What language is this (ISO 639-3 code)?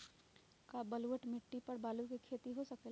mag